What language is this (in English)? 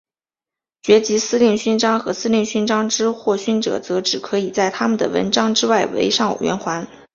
Chinese